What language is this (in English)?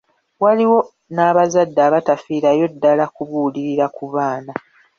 Ganda